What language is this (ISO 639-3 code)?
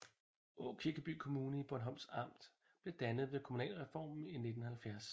dan